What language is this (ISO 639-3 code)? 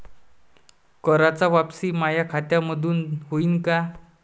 mar